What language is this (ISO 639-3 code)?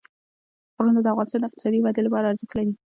pus